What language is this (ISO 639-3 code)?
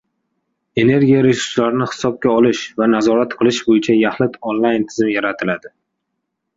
uzb